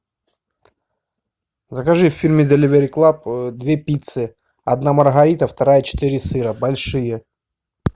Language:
Russian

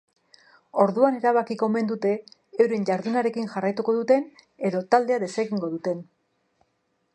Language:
Basque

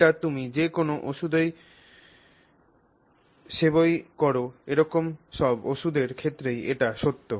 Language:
Bangla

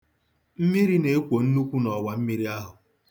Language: Igbo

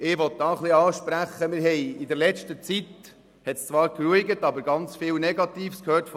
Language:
Swiss German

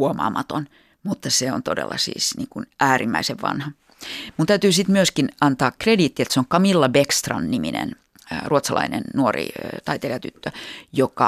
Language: Finnish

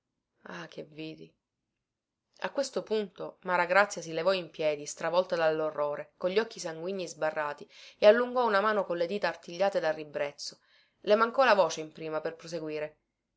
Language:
Italian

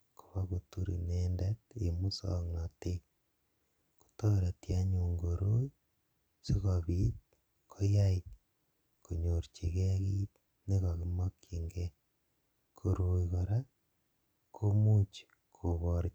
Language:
Kalenjin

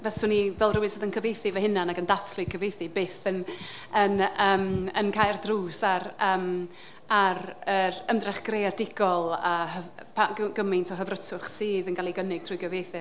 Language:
Welsh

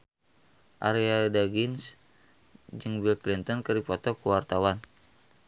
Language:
Sundanese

